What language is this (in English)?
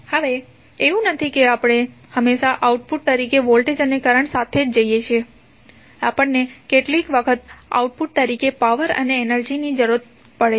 Gujarati